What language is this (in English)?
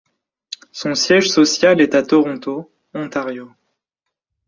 French